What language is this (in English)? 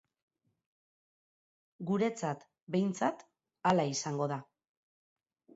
Basque